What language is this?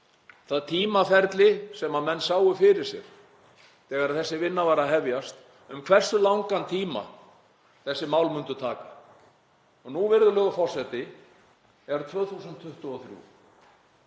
Icelandic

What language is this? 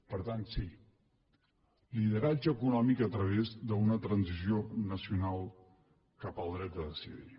Catalan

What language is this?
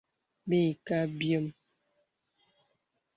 Bebele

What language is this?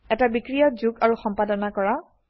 Assamese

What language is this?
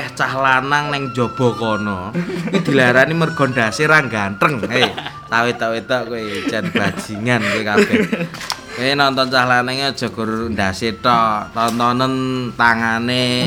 Indonesian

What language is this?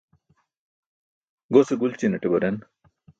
Burushaski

